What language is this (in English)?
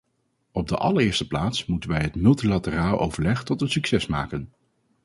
Dutch